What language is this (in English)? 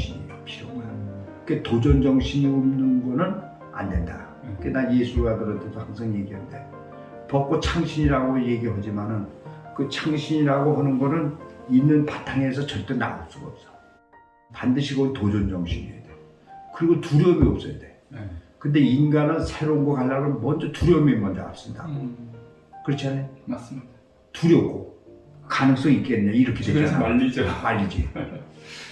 Korean